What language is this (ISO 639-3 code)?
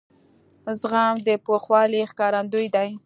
pus